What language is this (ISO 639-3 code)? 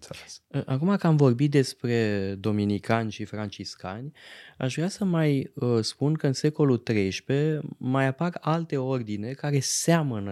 ron